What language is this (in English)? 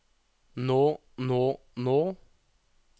Norwegian